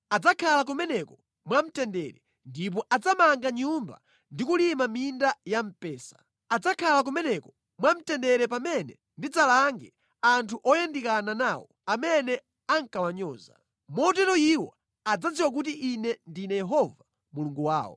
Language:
Nyanja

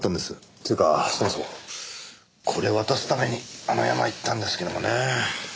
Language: Japanese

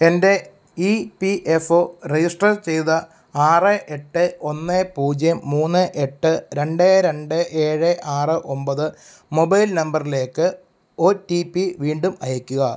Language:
Malayalam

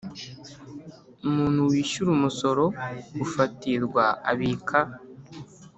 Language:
Kinyarwanda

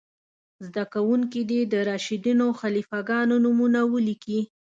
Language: Pashto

